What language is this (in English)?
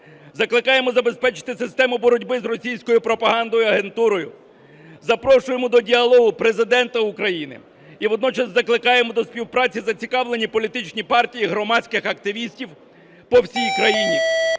Ukrainian